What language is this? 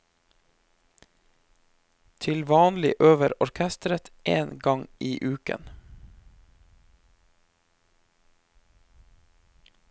Norwegian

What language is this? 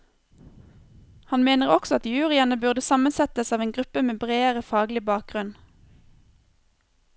Norwegian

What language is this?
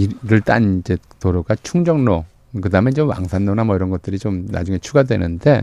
Korean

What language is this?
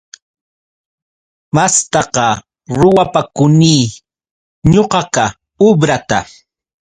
Yauyos Quechua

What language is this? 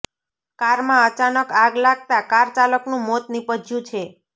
Gujarati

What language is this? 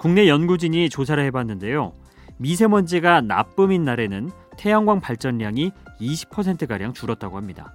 Korean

